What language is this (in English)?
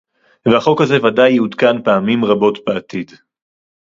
Hebrew